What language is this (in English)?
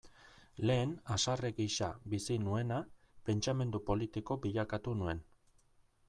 Basque